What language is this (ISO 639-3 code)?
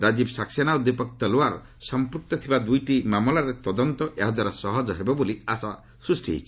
ori